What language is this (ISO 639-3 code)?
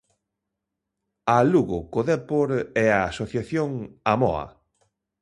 glg